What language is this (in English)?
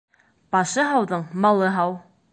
Bashkir